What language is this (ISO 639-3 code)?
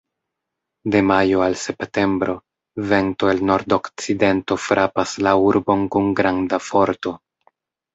epo